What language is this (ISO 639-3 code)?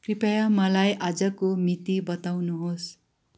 nep